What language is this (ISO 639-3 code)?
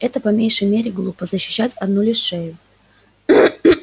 rus